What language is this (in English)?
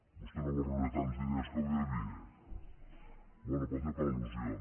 Catalan